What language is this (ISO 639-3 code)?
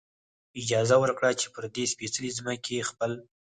pus